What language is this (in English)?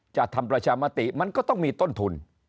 Thai